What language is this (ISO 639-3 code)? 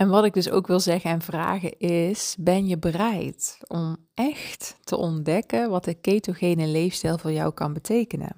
nld